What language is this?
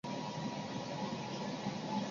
Chinese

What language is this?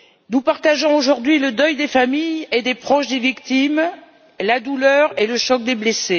French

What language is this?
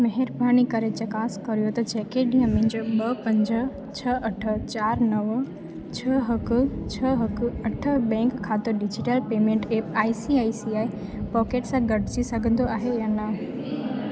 Sindhi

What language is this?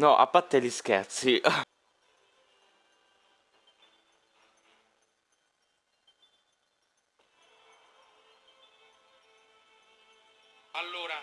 Italian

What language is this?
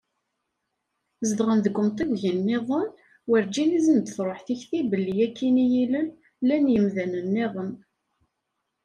Kabyle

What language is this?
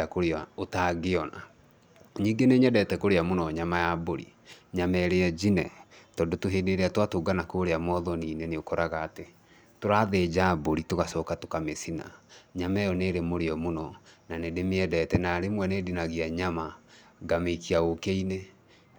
Kikuyu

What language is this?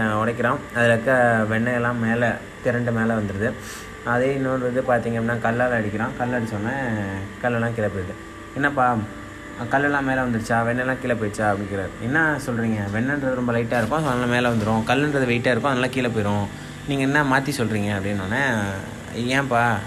Tamil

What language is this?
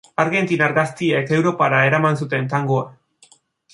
Basque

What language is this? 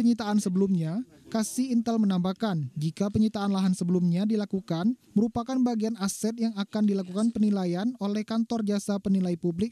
Indonesian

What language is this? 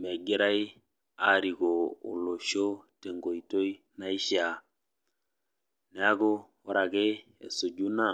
Masai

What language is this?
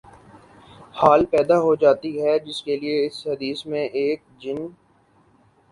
Urdu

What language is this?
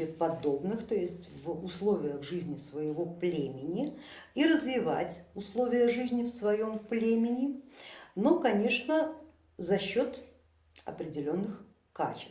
Russian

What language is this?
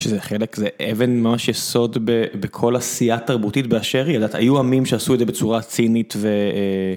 Hebrew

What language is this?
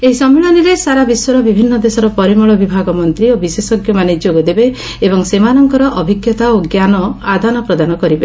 Odia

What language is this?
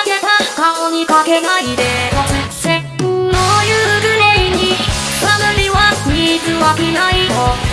Korean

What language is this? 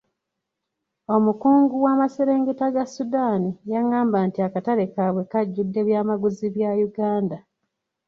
Ganda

